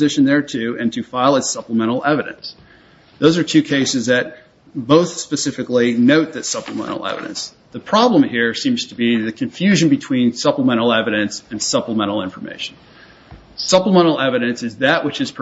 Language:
English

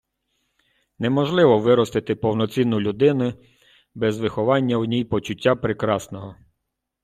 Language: Ukrainian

